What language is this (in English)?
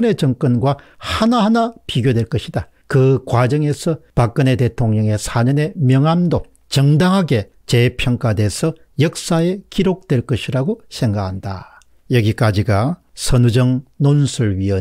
Korean